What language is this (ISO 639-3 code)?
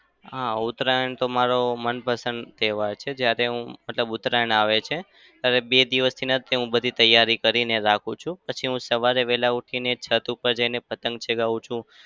guj